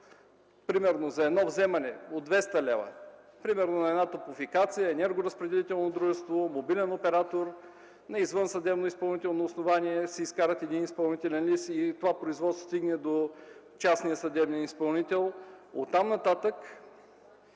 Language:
Bulgarian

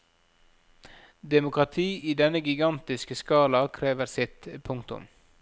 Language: Norwegian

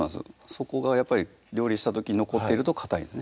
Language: Japanese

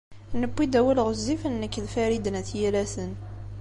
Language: Kabyle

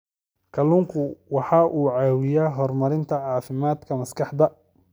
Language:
Somali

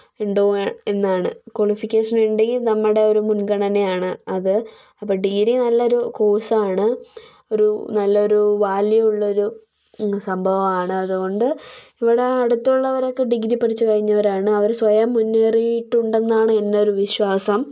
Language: Malayalam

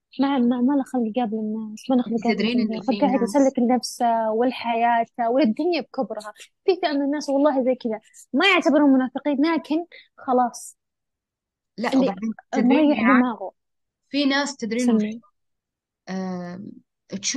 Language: Arabic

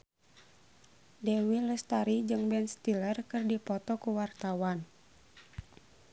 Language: Sundanese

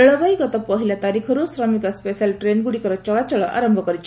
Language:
Odia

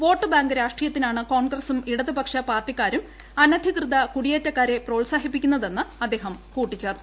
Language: Malayalam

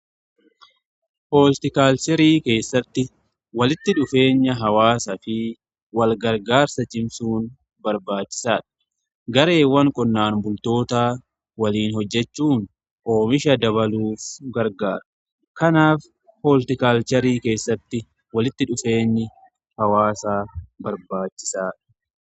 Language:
Oromo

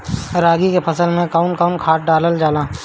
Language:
Bhojpuri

